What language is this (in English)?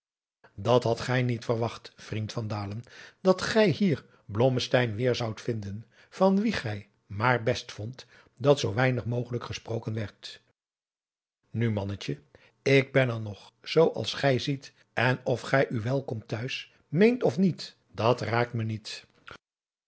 Dutch